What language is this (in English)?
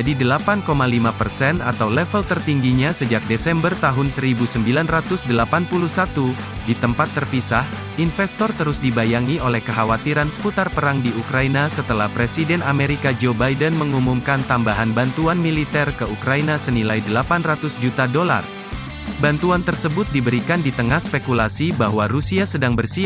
Indonesian